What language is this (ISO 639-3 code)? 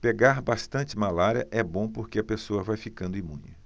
por